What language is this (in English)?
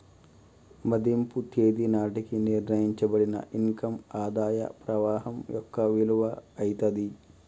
Telugu